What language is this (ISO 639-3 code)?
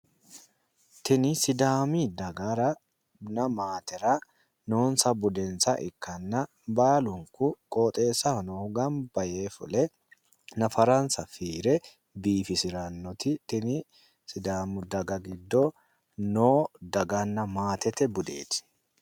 sid